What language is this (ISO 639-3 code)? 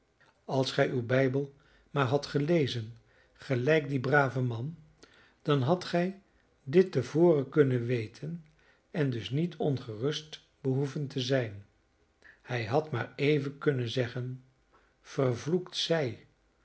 nld